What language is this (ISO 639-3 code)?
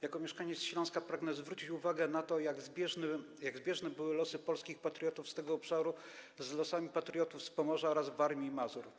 pol